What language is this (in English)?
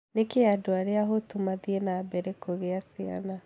Kikuyu